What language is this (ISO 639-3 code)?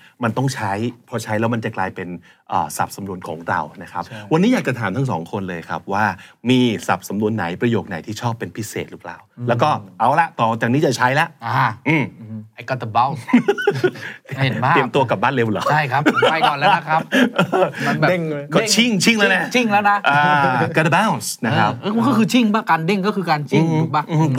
tha